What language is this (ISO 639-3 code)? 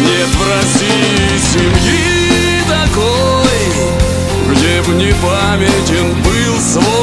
rus